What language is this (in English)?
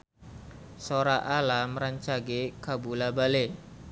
Sundanese